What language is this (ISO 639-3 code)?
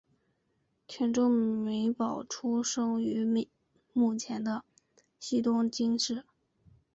zho